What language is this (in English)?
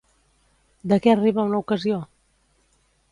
Catalan